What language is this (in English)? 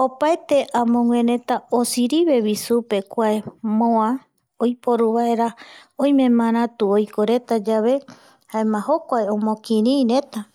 Eastern Bolivian Guaraní